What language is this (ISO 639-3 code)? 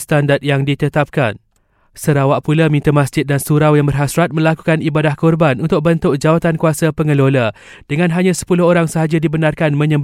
msa